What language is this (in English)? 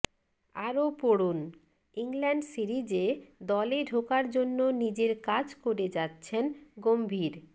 Bangla